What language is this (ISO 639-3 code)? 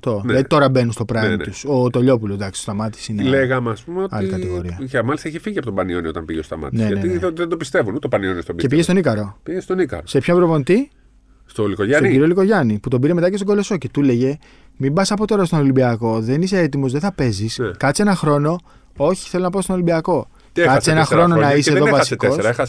ell